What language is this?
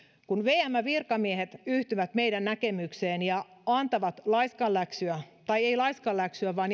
Finnish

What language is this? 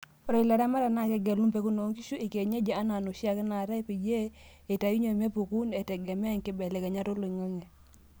Masai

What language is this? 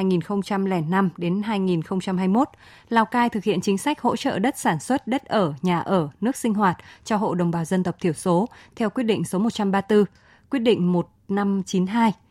Vietnamese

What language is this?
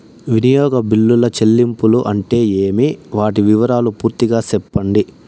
Telugu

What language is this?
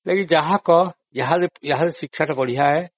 Odia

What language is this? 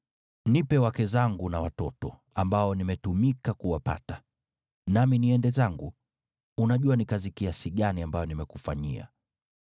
Swahili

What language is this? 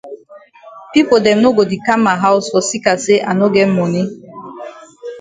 Cameroon Pidgin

